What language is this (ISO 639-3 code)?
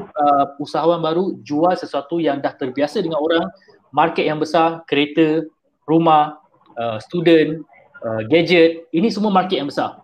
msa